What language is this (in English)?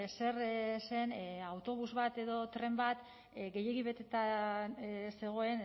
Basque